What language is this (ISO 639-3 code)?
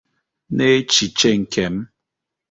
ibo